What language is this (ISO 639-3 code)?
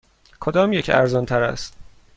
fas